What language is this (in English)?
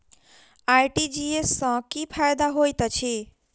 Maithili